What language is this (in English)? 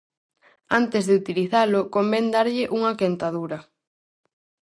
Galician